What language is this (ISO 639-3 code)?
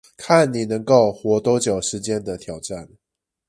zho